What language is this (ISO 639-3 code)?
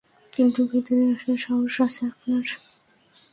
ben